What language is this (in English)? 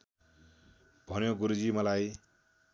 Nepali